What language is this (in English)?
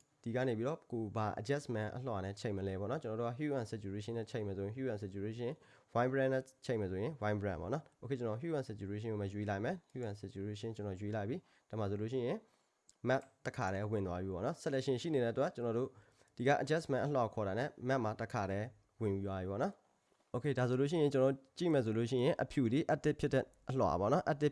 Korean